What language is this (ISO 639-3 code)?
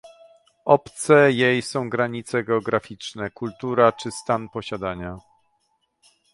pol